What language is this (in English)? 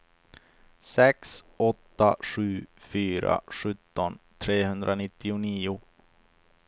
Swedish